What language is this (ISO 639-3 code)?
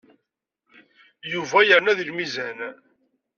kab